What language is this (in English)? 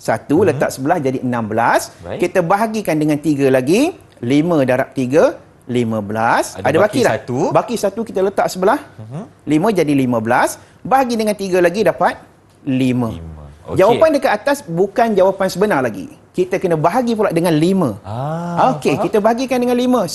Malay